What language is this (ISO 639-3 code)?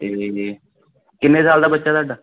pan